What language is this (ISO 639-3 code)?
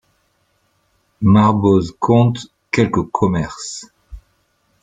fra